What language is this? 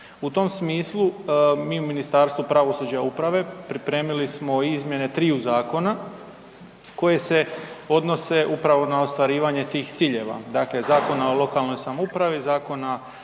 Croatian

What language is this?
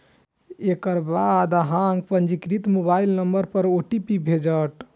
Maithili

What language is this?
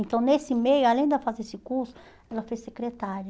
Portuguese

